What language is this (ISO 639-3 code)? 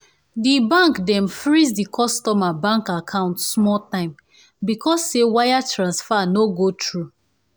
pcm